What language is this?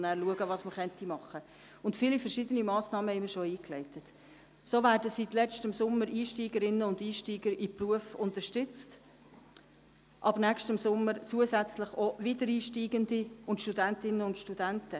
Swiss German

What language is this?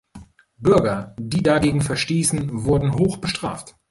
German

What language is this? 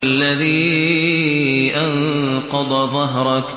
Arabic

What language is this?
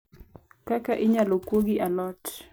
Luo (Kenya and Tanzania)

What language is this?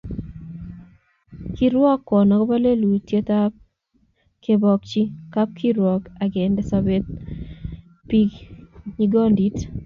Kalenjin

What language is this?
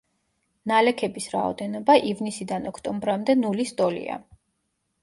Georgian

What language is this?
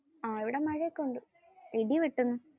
Malayalam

